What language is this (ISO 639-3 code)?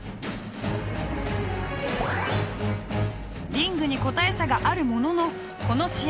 jpn